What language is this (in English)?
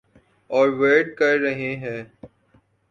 Urdu